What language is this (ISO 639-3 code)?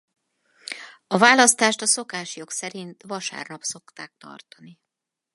hun